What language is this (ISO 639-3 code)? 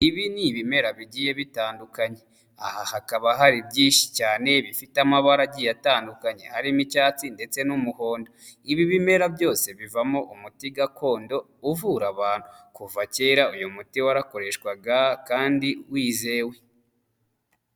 kin